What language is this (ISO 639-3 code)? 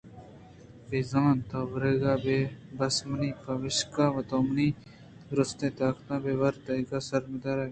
bgp